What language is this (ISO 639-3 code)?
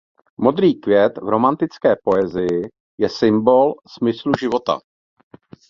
ces